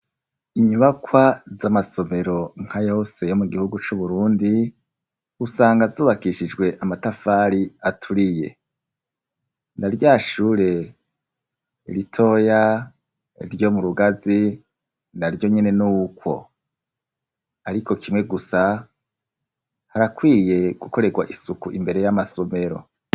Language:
Rundi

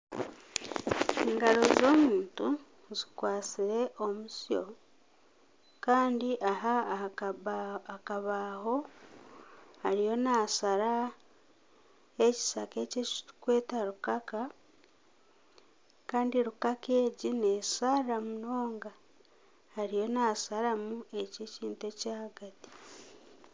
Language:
Nyankole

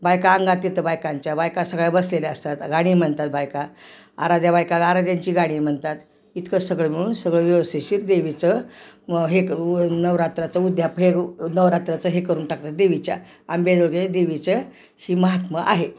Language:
Marathi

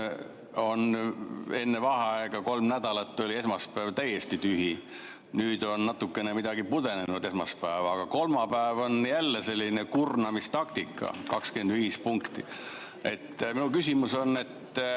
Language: Estonian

